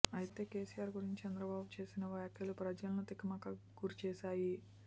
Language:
Telugu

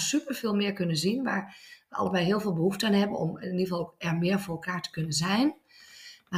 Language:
Dutch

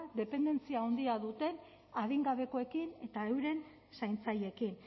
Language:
Basque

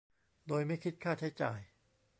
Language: Thai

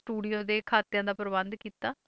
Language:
Punjabi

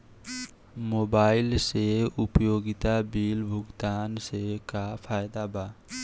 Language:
Bhojpuri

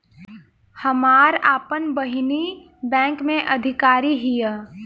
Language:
Bhojpuri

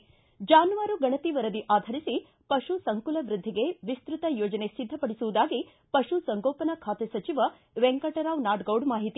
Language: Kannada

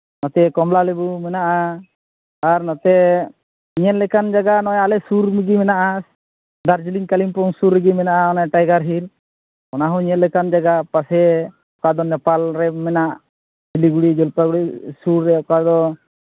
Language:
Santali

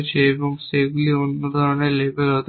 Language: Bangla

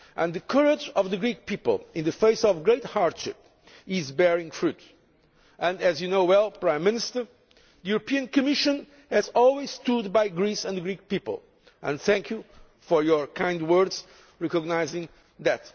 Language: English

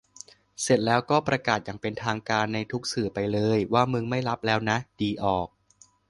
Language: Thai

